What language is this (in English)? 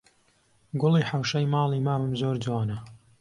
Central Kurdish